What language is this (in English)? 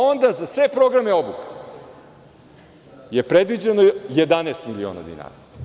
Serbian